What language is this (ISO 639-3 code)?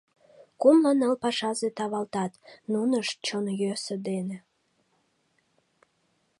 chm